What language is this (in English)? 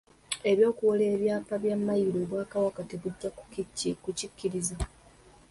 Ganda